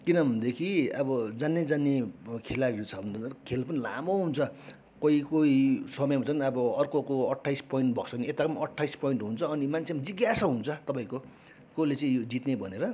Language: Nepali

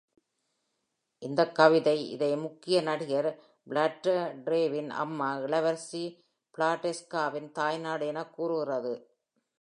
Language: Tamil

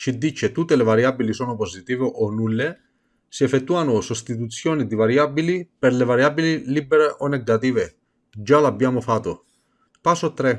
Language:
Italian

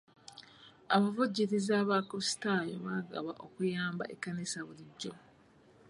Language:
Ganda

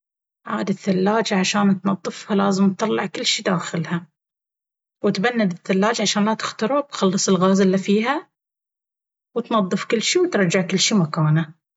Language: Baharna Arabic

